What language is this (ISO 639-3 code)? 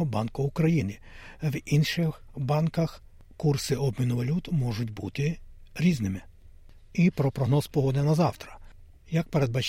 ukr